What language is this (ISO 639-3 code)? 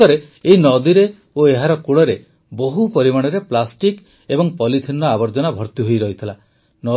ori